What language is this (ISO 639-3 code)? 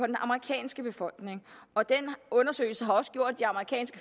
dan